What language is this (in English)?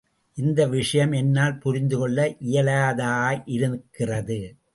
Tamil